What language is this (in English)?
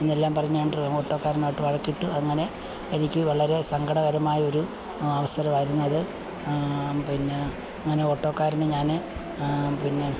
Malayalam